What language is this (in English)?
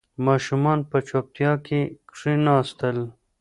Pashto